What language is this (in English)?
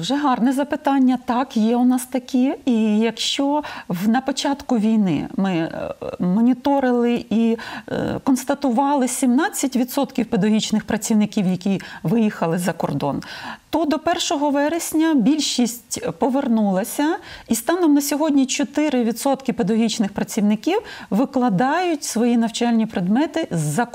Ukrainian